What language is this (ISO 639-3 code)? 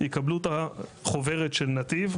heb